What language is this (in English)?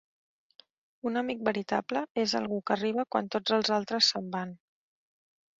Catalan